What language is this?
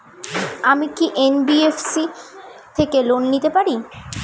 Bangla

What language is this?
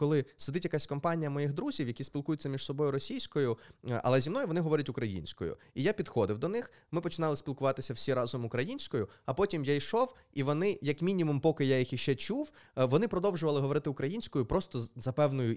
Ukrainian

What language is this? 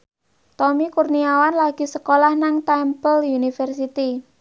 Javanese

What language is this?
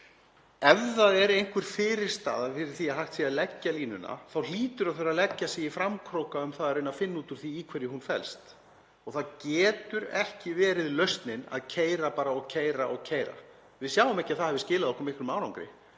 Icelandic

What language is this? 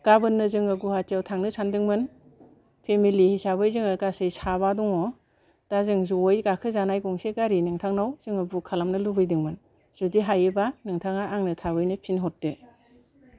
Bodo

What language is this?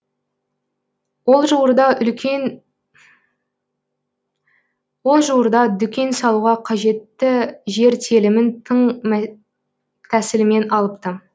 Kazakh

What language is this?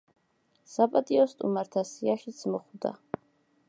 Georgian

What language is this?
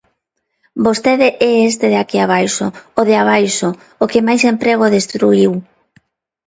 Galician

